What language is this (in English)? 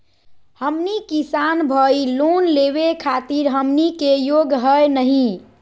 Magahi